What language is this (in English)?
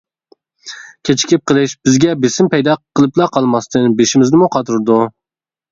Uyghur